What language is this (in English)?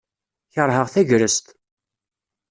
Kabyle